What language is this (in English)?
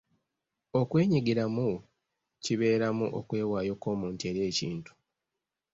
Ganda